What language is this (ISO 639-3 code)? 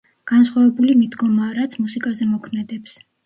kat